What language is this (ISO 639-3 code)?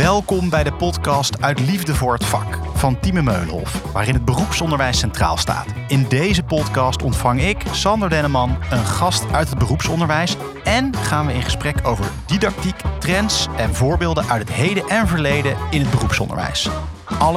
nld